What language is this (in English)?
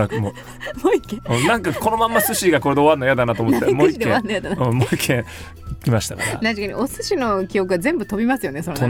Japanese